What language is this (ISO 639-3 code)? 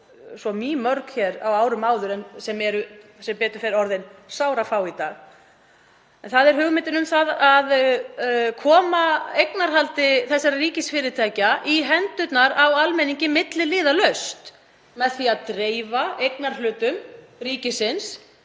isl